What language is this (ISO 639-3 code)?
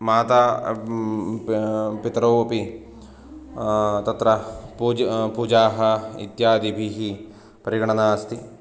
san